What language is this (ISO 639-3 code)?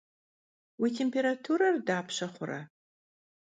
kbd